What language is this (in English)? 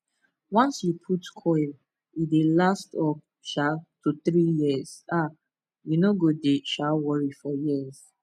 Nigerian Pidgin